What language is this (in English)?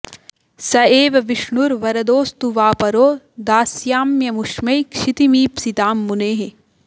Sanskrit